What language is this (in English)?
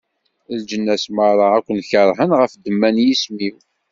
Kabyle